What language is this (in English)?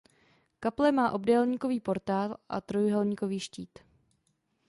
Czech